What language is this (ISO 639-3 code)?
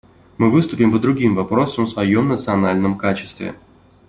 rus